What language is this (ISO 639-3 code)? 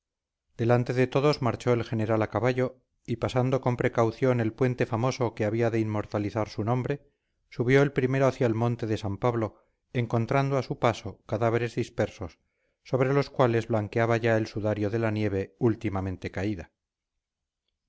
spa